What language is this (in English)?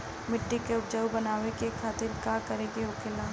Bhojpuri